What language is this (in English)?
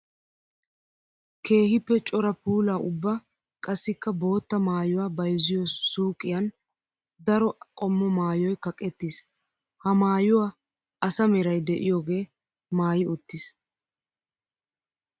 Wolaytta